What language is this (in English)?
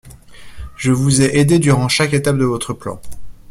French